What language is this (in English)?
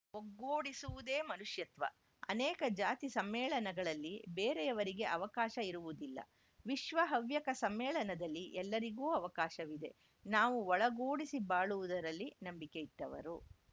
Kannada